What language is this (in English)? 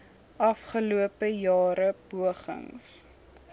Afrikaans